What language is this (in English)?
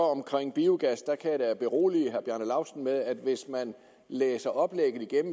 Danish